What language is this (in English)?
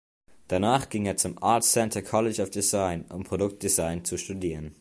German